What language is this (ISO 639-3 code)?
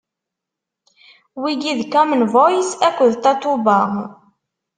kab